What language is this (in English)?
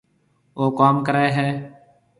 Marwari (Pakistan)